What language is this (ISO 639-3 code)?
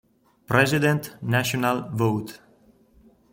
ita